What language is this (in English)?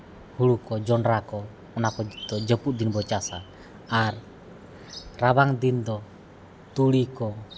Santali